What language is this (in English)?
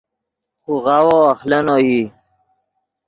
Yidgha